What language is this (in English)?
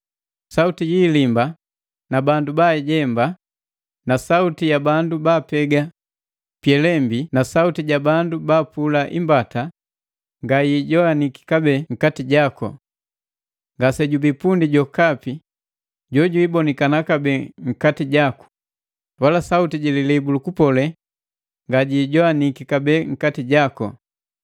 Matengo